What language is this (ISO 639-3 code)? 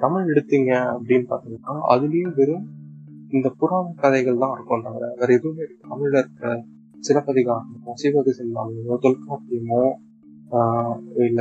tam